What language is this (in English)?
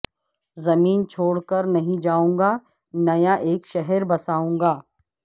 Urdu